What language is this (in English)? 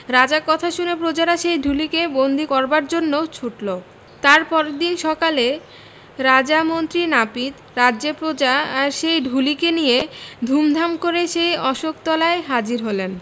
Bangla